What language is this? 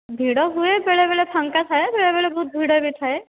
Odia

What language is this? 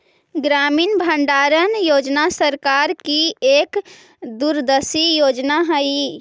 Magahi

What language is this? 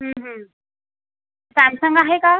Marathi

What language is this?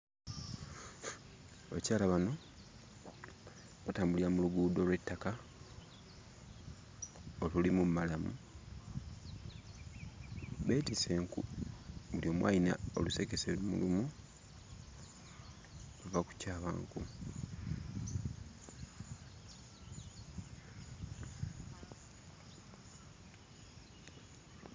Ganda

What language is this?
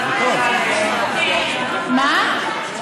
Hebrew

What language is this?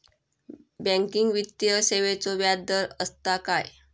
Marathi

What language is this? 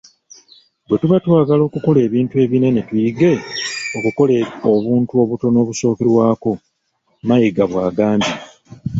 Ganda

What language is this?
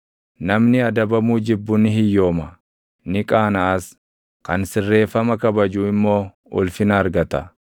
Oromo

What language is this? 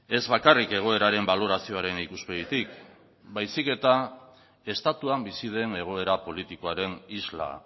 Basque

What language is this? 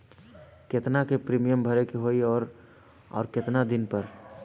Bhojpuri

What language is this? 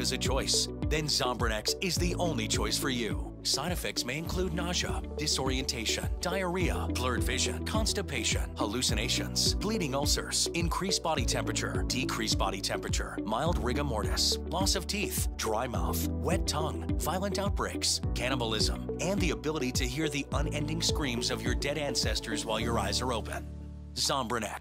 English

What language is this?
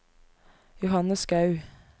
Norwegian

